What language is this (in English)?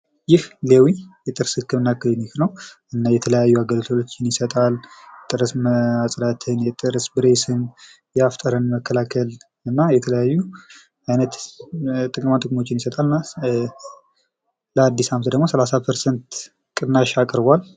Amharic